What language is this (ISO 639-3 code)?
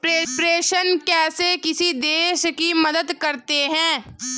hin